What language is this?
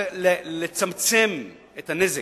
Hebrew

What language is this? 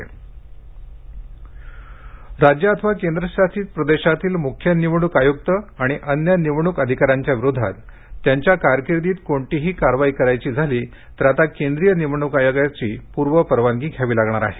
Marathi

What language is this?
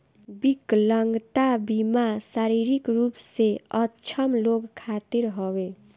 Bhojpuri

